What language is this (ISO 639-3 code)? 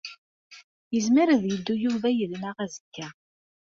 kab